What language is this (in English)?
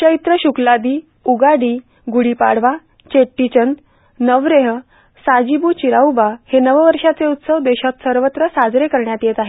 Marathi